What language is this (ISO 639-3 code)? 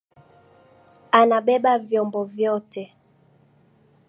swa